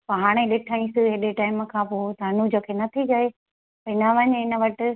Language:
Sindhi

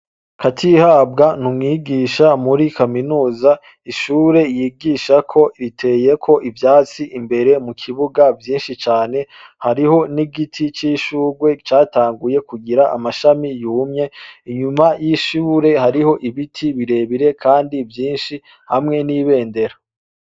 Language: Rundi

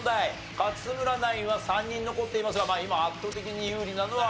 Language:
Japanese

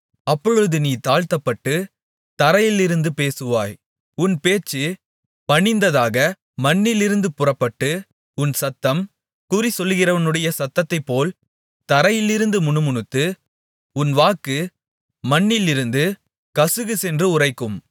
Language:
Tamil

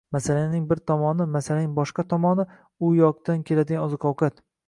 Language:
Uzbek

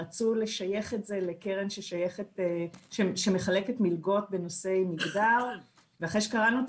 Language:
Hebrew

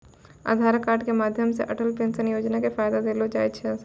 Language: Maithili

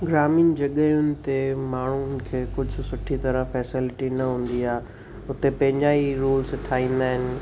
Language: Sindhi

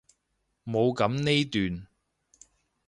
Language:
Cantonese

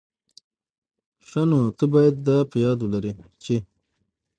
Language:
Pashto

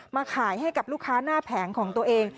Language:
Thai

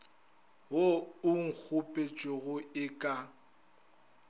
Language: Northern Sotho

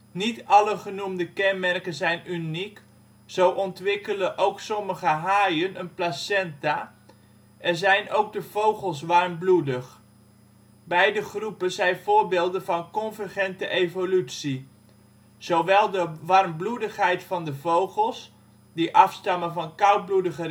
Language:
Dutch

